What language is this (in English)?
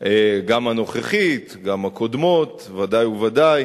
Hebrew